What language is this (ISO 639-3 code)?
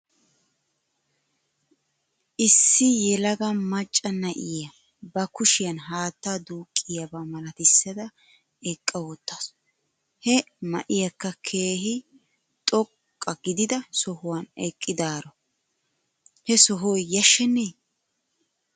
wal